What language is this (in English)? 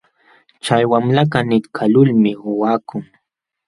Jauja Wanca Quechua